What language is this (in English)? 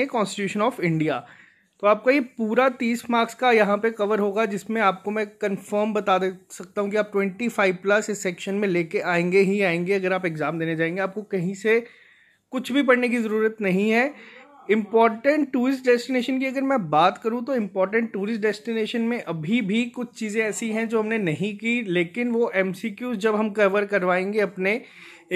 Hindi